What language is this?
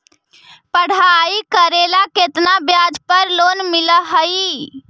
Magahi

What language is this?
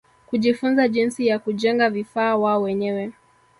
Swahili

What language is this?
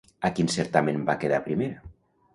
Catalan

